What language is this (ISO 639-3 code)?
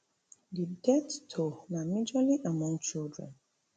pcm